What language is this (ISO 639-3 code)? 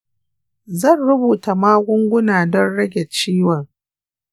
hau